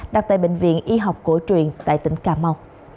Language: Vietnamese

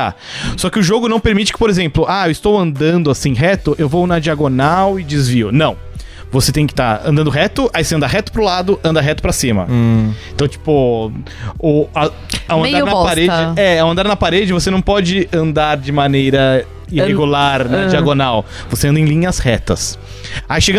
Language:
Portuguese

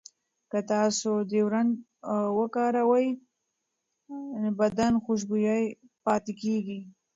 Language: Pashto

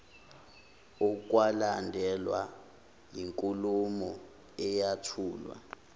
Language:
Zulu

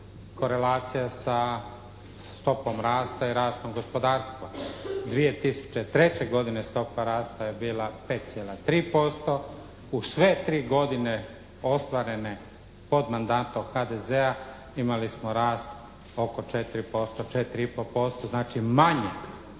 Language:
Croatian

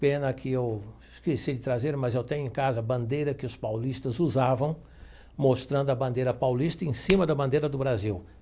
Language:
Portuguese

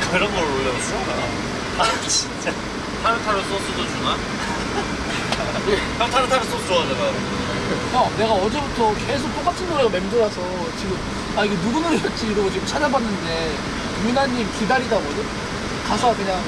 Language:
Korean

